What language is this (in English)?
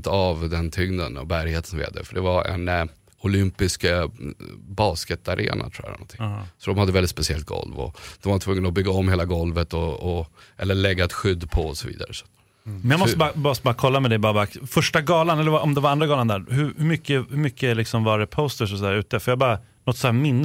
Swedish